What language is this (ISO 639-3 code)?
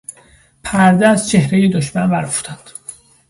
fas